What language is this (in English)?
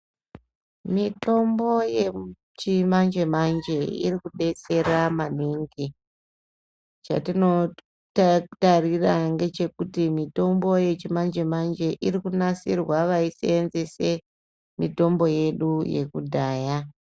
Ndau